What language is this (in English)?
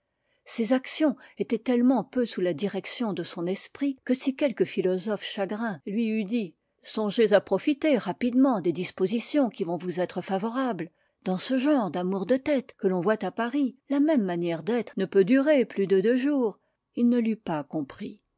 French